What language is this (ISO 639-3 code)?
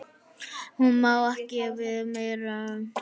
isl